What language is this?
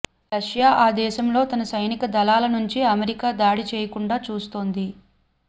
Telugu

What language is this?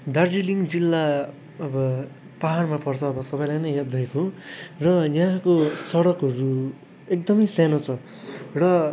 Nepali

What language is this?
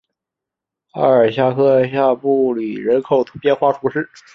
Chinese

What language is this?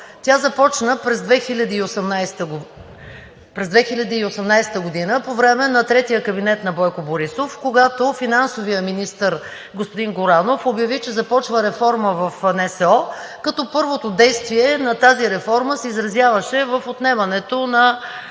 Bulgarian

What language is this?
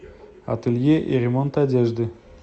Russian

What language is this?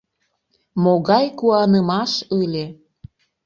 Mari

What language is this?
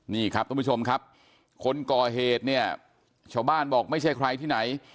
Thai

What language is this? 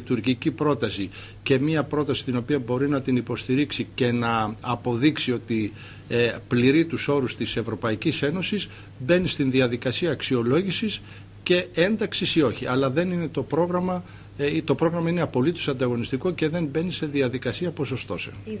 Greek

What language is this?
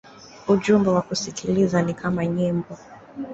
Swahili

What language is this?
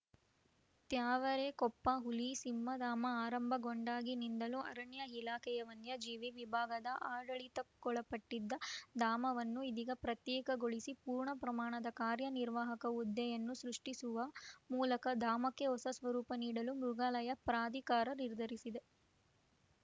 Kannada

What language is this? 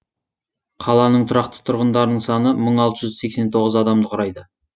Kazakh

